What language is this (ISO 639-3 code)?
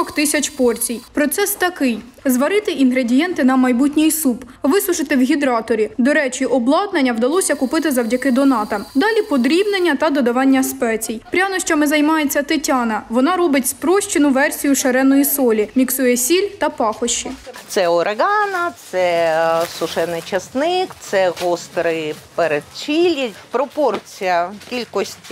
ukr